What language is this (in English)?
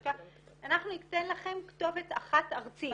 Hebrew